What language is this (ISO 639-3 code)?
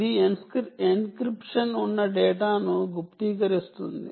tel